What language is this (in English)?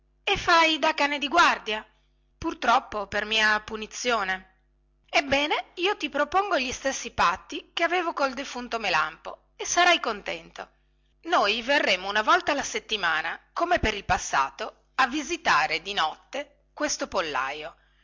Italian